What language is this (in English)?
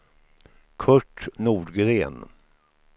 Swedish